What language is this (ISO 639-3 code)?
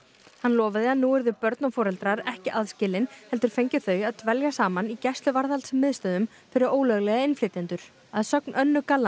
isl